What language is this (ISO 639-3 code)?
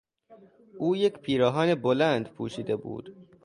fas